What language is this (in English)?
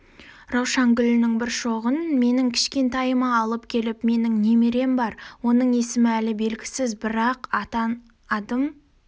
Kazakh